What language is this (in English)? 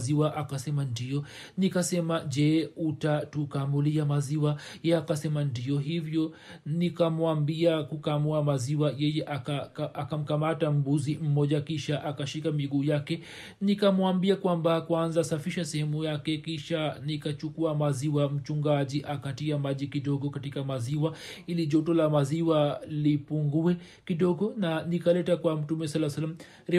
Swahili